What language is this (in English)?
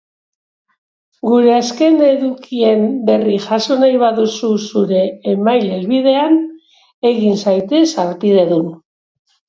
Basque